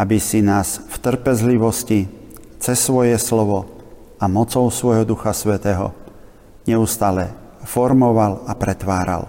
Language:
Slovak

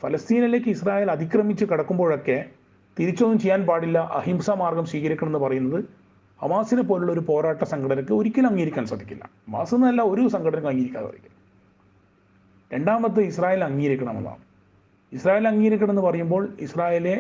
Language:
Malayalam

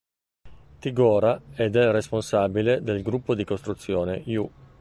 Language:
Italian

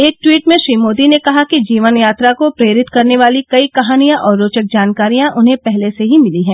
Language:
Hindi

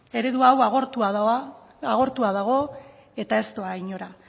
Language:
Basque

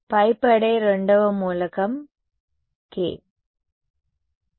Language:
Telugu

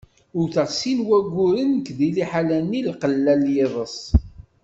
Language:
Kabyle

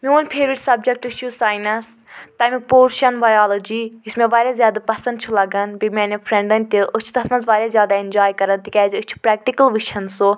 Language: Kashmiri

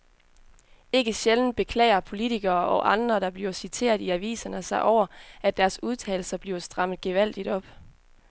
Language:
Danish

